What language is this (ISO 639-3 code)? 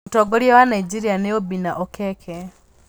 kik